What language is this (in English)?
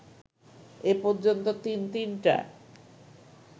Bangla